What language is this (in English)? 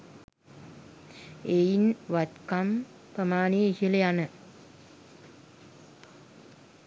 Sinhala